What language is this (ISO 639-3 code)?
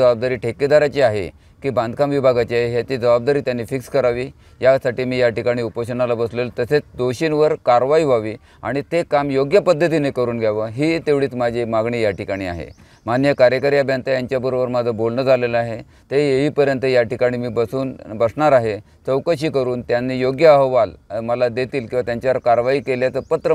mar